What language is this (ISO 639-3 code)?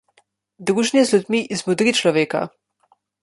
slv